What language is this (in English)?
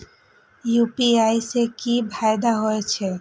Maithili